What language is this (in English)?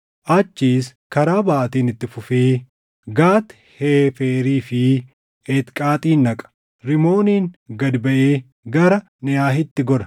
Oromo